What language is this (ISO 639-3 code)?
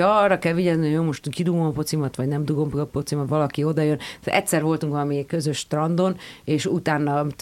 hun